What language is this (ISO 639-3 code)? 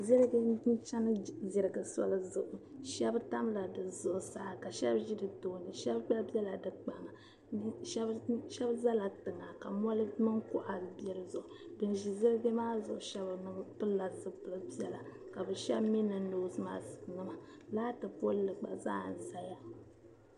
dag